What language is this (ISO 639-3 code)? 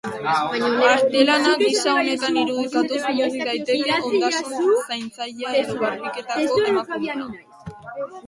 eus